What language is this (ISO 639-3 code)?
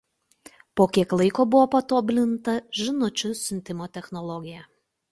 lit